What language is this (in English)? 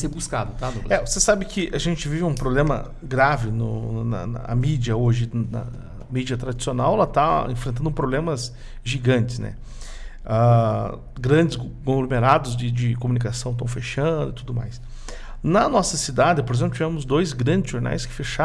Portuguese